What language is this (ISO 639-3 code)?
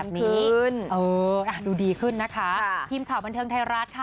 tha